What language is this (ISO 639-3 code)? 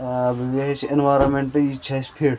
kas